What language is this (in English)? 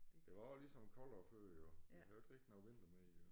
Danish